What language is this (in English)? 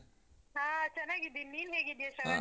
Kannada